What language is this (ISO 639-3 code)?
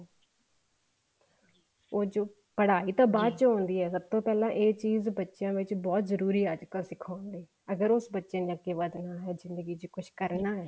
pan